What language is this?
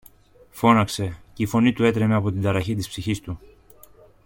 Greek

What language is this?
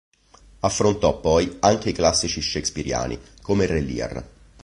Italian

